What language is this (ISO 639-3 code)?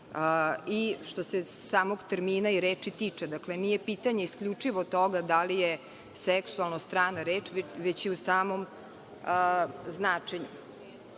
srp